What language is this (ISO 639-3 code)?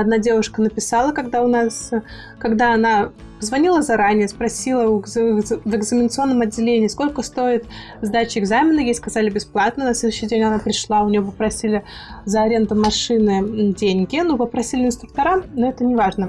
rus